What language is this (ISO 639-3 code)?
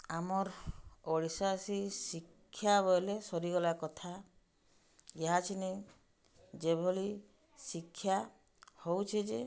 ori